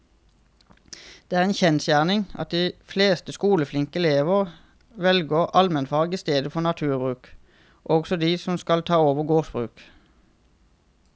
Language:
Norwegian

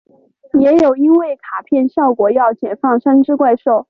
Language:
Chinese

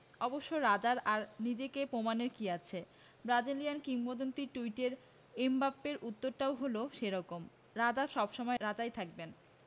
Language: Bangla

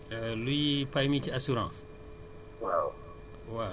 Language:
Wolof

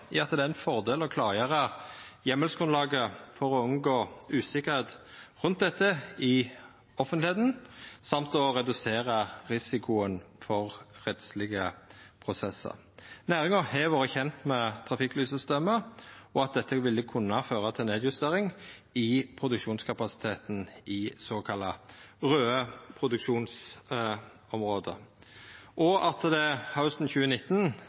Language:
Norwegian Nynorsk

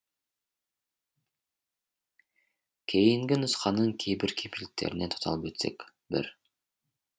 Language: Kazakh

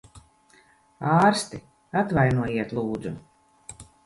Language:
Latvian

